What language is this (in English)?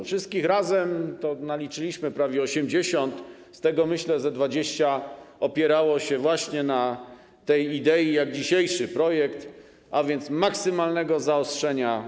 Polish